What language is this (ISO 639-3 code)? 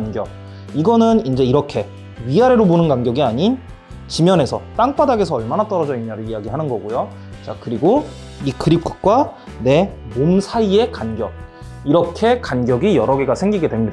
kor